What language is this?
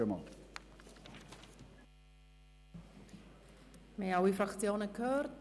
Swiss German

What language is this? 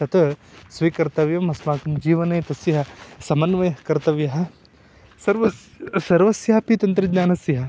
Sanskrit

